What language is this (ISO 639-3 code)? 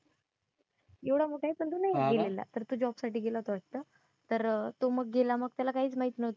mar